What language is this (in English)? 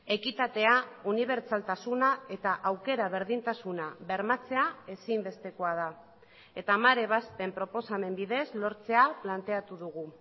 Basque